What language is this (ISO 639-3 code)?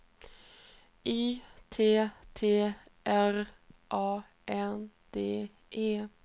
swe